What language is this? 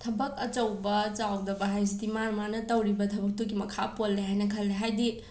Manipuri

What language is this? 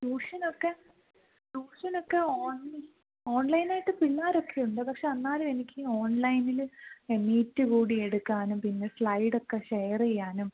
Malayalam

